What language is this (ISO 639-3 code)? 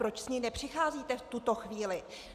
ces